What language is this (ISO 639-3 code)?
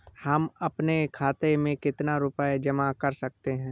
hin